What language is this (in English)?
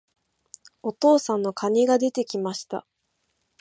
Japanese